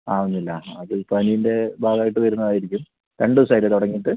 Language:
Malayalam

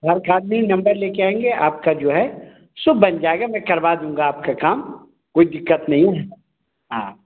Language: Hindi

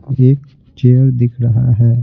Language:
Hindi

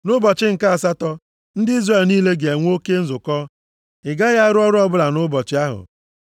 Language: Igbo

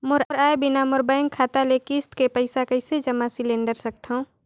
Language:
Chhattisgarhi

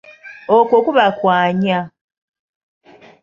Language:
Ganda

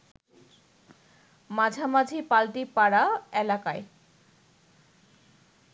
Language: Bangla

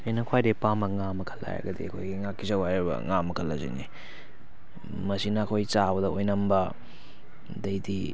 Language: Manipuri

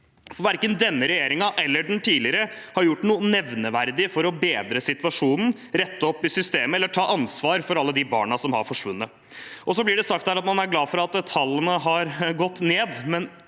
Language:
Norwegian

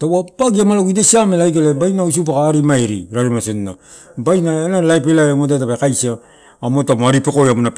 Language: Torau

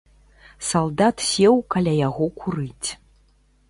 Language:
Belarusian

